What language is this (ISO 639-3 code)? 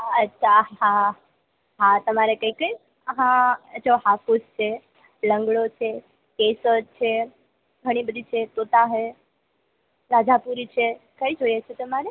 guj